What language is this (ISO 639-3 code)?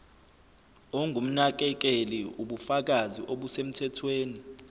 zul